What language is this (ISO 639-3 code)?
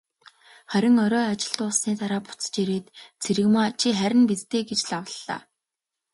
mon